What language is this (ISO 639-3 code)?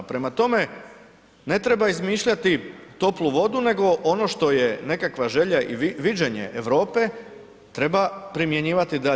hrv